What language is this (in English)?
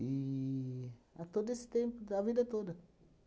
Portuguese